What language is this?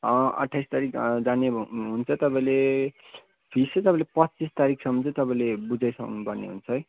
Nepali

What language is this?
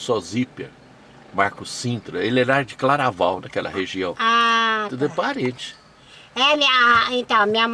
Portuguese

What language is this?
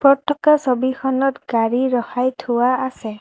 Assamese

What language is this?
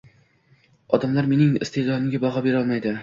Uzbek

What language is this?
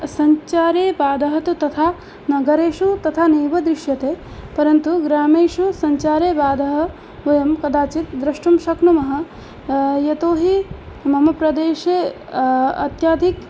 Sanskrit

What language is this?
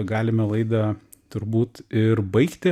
Lithuanian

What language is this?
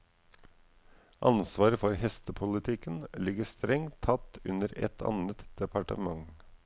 Norwegian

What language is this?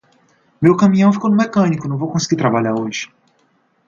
Portuguese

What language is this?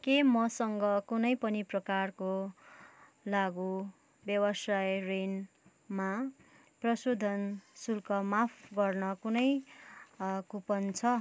Nepali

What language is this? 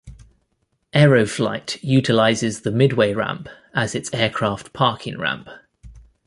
English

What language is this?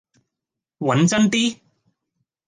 Cantonese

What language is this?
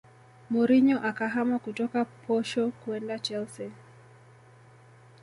Swahili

